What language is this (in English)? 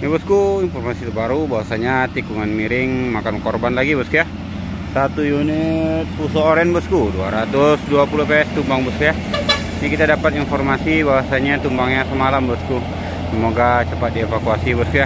Indonesian